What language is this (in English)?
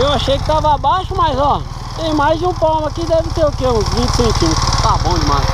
Portuguese